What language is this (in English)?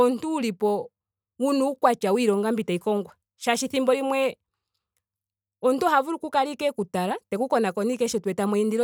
Ndonga